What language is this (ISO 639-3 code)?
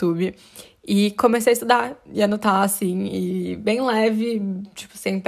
por